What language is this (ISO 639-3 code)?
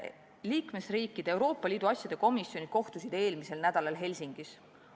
est